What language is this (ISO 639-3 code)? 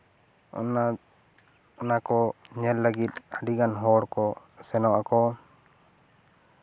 sat